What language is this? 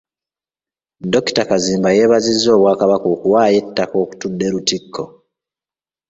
Ganda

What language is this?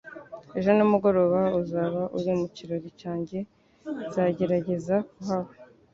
Kinyarwanda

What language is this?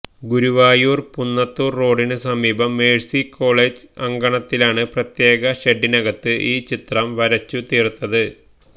Malayalam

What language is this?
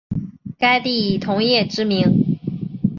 Chinese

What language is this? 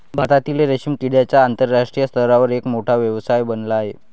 Marathi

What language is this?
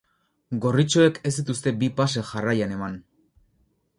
Basque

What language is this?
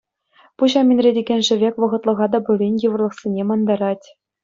Chuvash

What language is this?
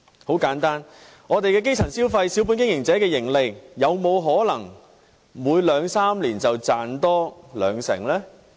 Cantonese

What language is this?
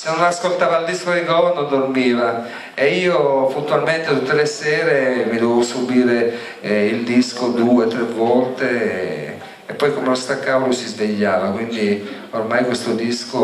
Italian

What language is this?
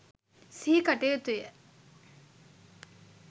Sinhala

